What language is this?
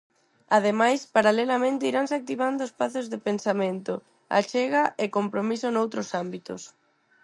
Galician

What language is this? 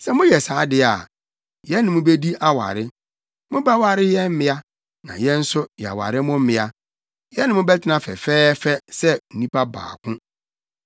Akan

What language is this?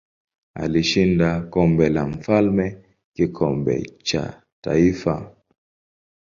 Swahili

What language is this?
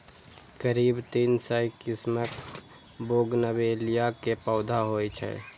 Maithili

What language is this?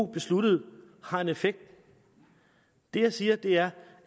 Danish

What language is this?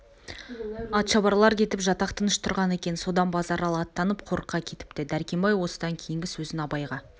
Kazakh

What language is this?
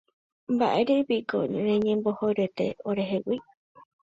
Guarani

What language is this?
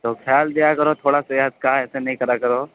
Urdu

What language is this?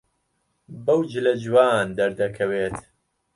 Central Kurdish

